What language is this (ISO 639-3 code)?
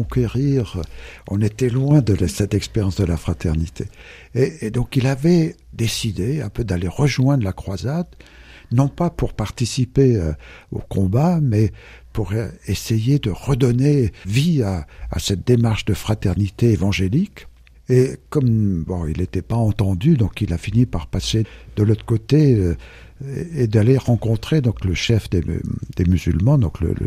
fra